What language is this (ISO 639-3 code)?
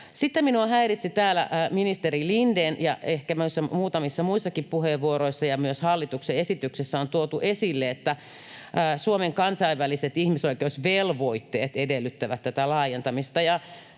fin